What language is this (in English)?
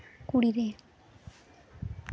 Santali